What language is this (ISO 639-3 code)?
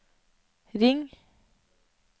nor